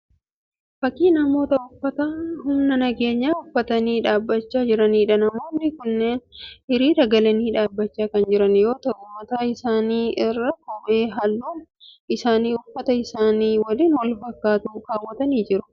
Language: Oromo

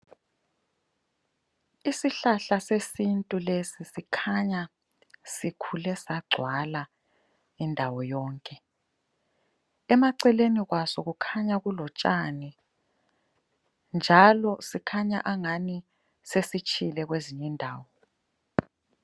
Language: North Ndebele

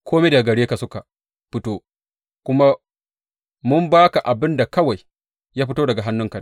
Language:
Hausa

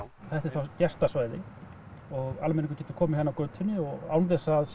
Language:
Icelandic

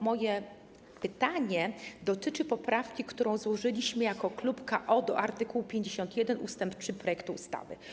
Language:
Polish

